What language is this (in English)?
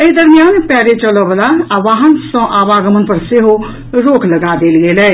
Maithili